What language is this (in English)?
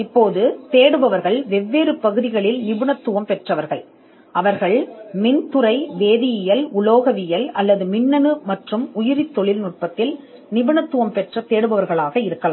Tamil